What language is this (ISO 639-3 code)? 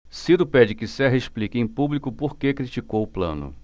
por